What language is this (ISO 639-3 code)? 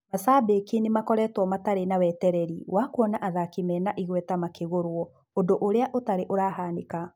kik